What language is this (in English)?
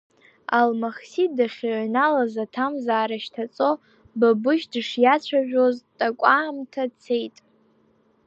Abkhazian